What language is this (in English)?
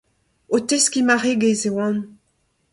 Breton